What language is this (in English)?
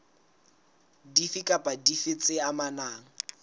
Southern Sotho